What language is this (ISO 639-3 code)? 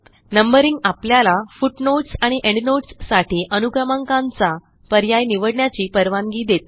mar